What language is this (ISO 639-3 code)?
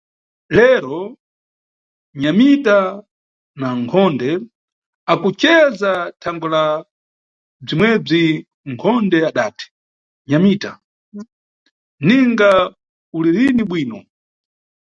nyu